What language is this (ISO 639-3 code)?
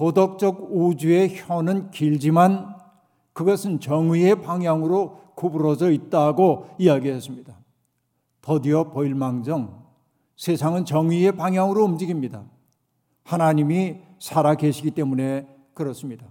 kor